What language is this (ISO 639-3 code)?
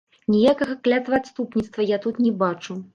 bel